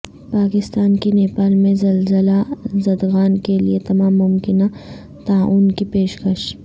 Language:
Urdu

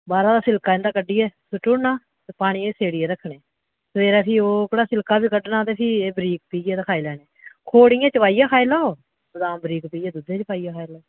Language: Dogri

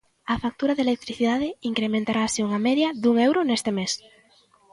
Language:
Galician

